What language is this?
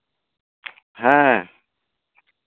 Santali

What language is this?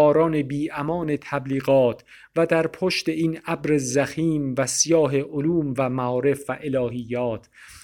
Persian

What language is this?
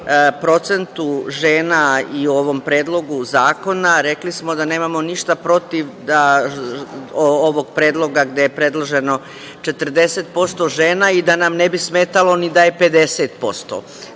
Serbian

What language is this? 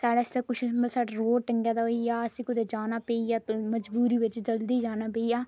Dogri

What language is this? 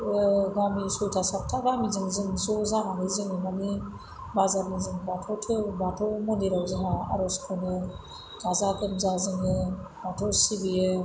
Bodo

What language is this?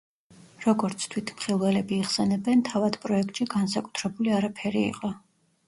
Georgian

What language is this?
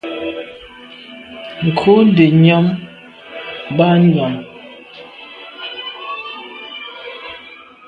Medumba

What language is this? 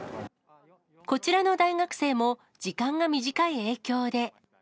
Japanese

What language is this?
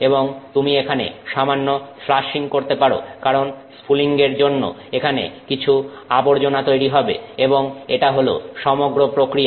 Bangla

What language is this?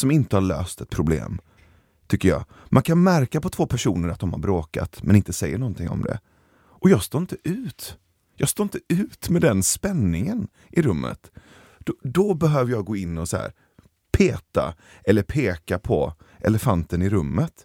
Swedish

